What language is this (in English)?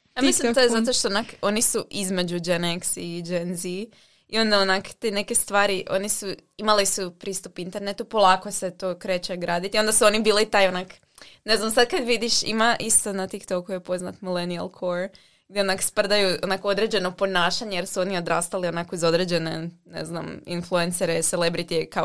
Croatian